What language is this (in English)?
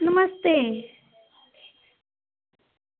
Dogri